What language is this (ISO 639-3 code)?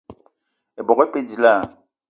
eto